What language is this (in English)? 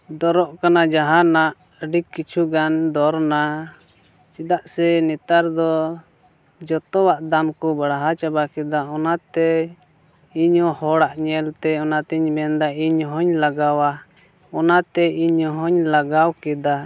Santali